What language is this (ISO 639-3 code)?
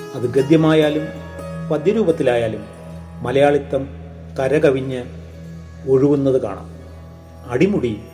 mal